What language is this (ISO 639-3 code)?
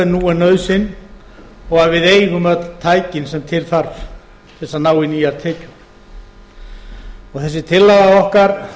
isl